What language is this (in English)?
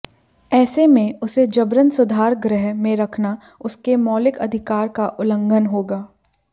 Hindi